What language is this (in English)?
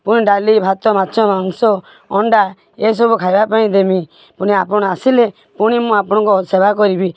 Odia